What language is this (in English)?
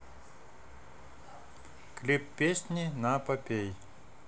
Russian